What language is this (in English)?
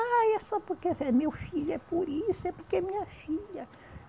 Portuguese